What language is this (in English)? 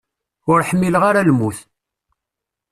Kabyle